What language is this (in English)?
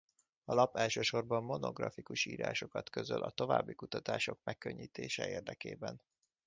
Hungarian